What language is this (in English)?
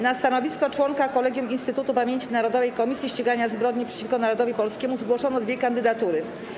Polish